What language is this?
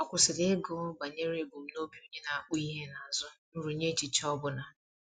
Igbo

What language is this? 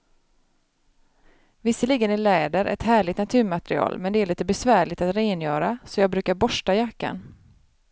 Swedish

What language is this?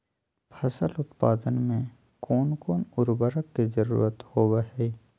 Magahi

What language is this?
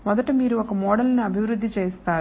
Telugu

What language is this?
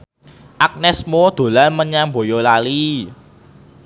Javanese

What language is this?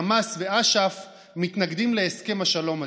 Hebrew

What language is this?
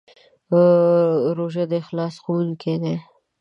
Pashto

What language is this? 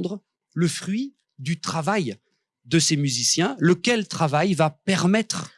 French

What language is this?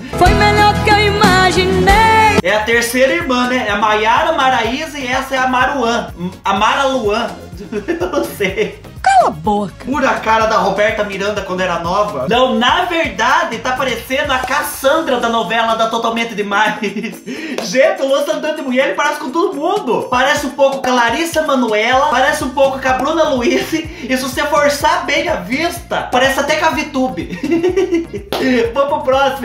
Portuguese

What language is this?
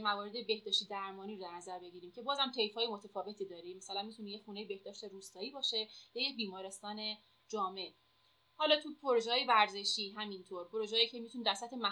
Persian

